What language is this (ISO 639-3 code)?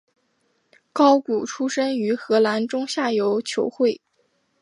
zho